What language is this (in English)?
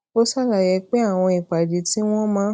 Yoruba